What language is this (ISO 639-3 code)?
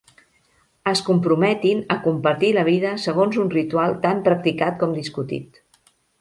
cat